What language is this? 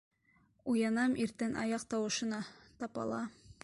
Bashkir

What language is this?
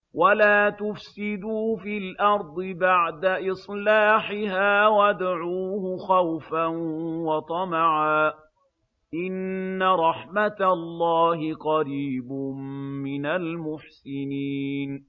Arabic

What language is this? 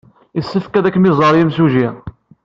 Kabyle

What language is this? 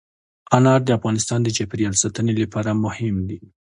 Pashto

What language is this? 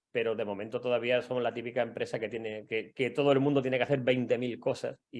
Spanish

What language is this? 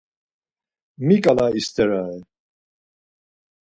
Laz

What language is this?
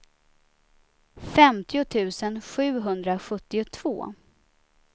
Swedish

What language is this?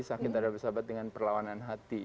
Indonesian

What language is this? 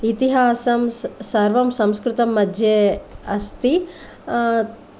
Sanskrit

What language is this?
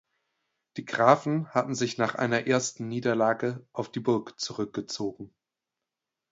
German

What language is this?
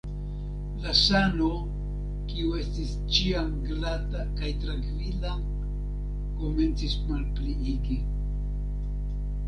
Esperanto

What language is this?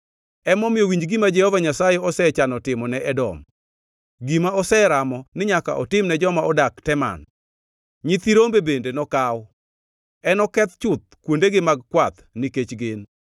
Luo (Kenya and Tanzania)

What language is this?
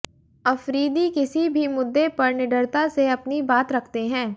Hindi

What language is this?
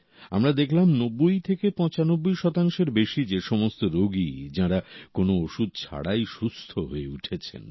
Bangla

